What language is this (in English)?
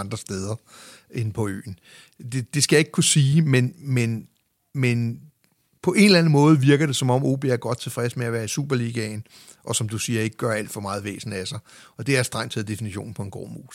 Danish